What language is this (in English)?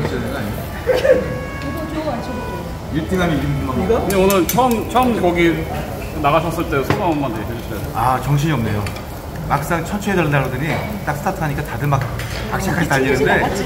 Korean